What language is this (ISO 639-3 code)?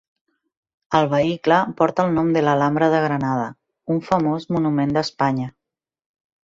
cat